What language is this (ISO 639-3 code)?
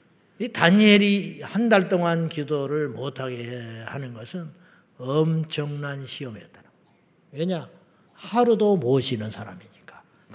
kor